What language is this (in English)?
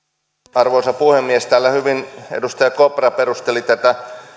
Finnish